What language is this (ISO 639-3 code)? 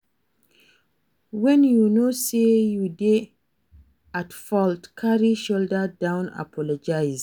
pcm